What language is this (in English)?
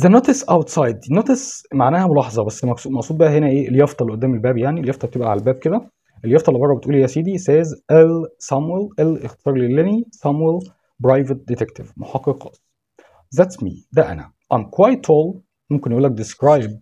Arabic